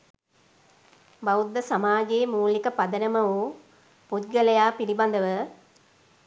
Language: Sinhala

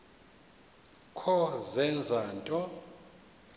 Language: Xhosa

